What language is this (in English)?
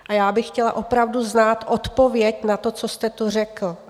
Czech